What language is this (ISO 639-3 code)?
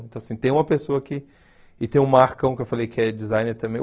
por